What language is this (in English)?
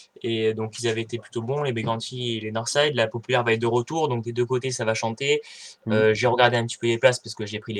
French